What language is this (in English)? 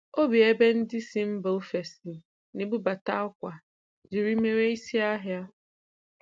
Igbo